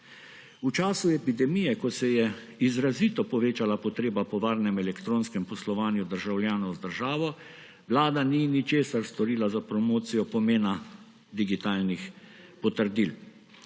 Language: Slovenian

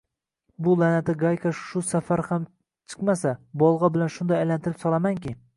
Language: Uzbek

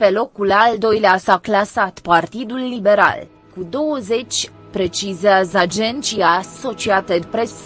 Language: Romanian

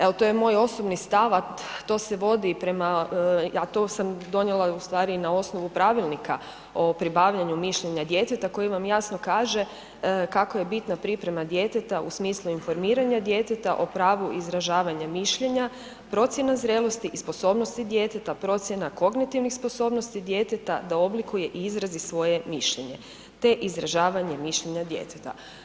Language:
Croatian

